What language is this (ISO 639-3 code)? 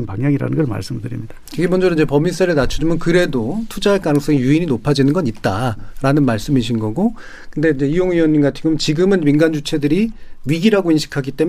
kor